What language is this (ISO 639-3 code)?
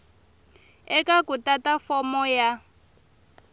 tso